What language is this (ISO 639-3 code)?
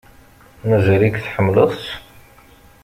kab